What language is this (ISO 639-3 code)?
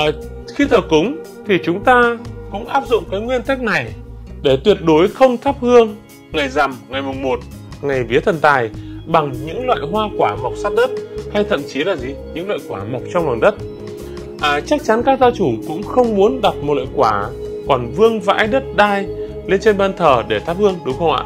vie